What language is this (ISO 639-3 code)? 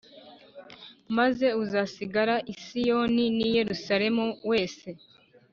kin